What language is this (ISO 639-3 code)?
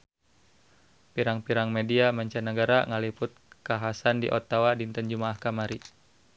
sun